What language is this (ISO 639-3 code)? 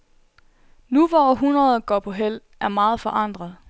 dan